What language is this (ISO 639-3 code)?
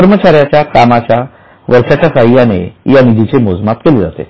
mar